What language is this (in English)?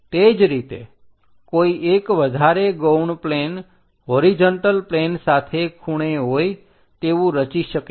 Gujarati